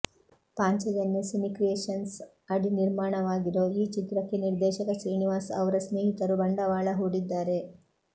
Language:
Kannada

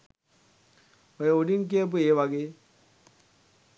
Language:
Sinhala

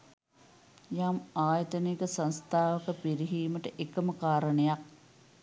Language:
Sinhala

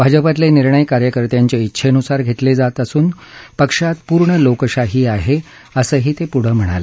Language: Marathi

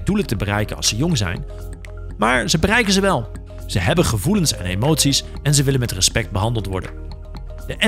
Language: Dutch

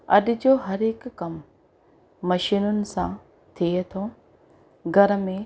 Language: Sindhi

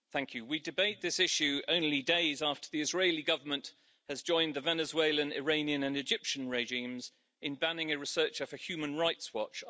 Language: English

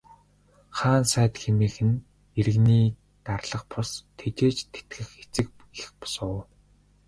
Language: Mongolian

